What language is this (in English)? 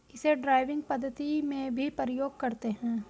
Hindi